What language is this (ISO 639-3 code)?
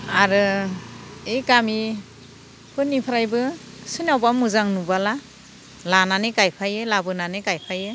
brx